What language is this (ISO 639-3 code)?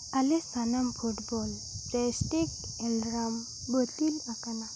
sat